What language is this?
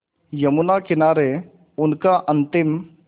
Hindi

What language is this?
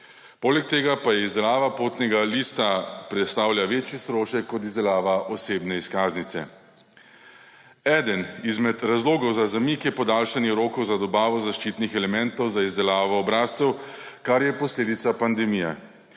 Slovenian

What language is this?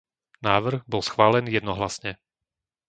Slovak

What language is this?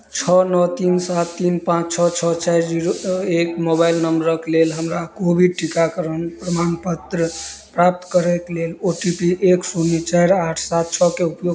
Maithili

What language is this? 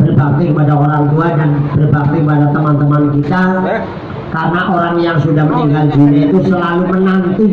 Indonesian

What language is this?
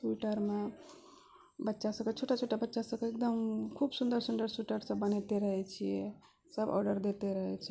Maithili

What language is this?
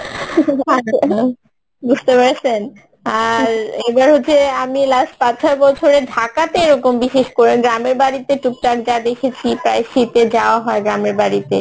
Bangla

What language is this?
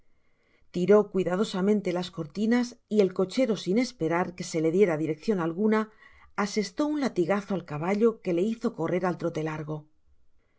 Spanish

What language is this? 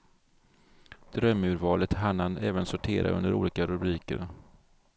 Swedish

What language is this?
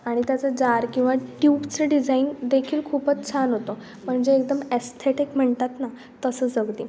Marathi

